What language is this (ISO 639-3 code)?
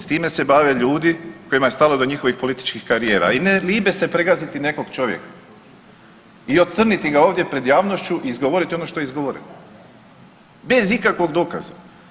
hrv